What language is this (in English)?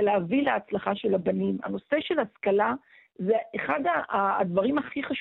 Hebrew